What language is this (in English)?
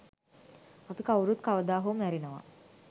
Sinhala